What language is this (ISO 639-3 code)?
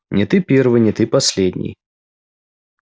rus